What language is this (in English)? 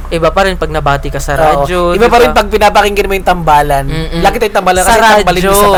Filipino